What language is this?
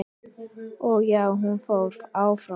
Icelandic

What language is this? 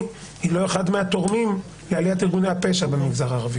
Hebrew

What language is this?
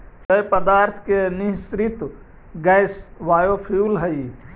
Magahi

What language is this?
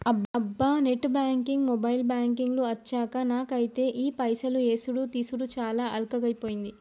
Telugu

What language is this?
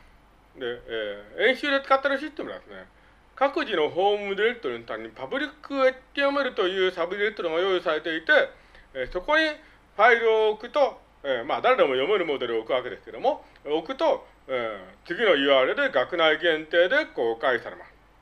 Japanese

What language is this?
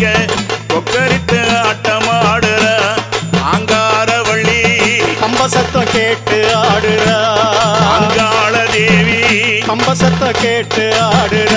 Arabic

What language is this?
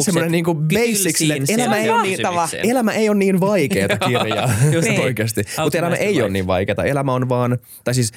Finnish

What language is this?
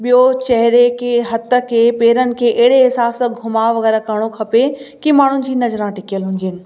Sindhi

